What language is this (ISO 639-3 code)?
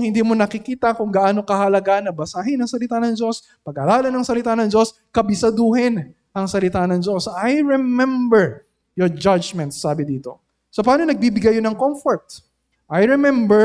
fil